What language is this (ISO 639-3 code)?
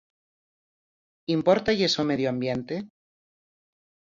glg